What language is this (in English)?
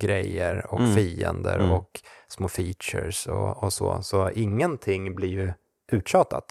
Swedish